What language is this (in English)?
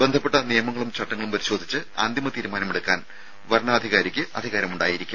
Malayalam